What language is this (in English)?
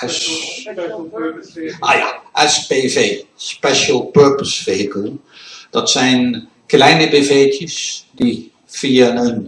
Dutch